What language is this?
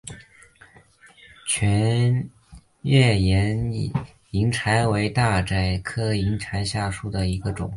Chinese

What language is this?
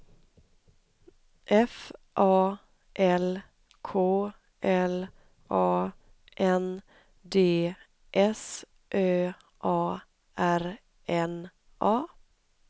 Swedish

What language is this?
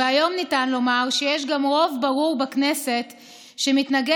Hebrew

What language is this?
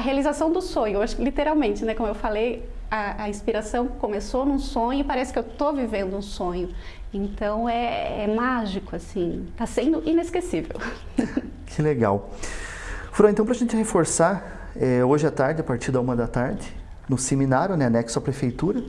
Portuguese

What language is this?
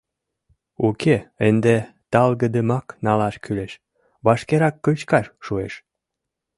Mari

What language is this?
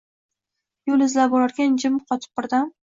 Uzbek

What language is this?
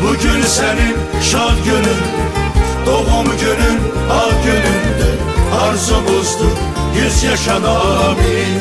Turkish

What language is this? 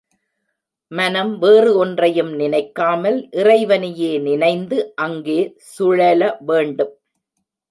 Tamil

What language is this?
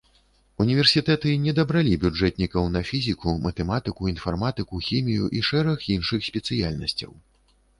Belarusian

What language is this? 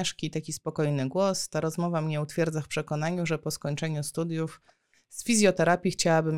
Polish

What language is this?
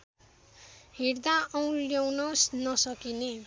Nepali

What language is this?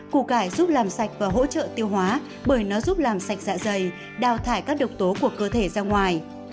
Vietnamese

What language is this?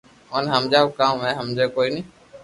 Loarki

